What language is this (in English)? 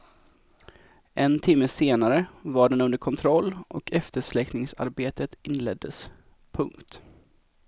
Swedish